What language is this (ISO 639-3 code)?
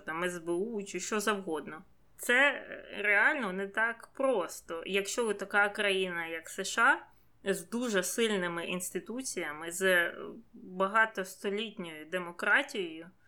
ukr